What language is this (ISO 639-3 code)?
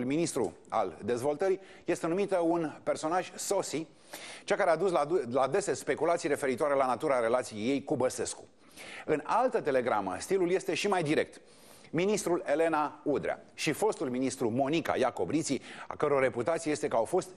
ron